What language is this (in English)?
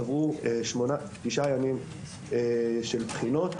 Hebrew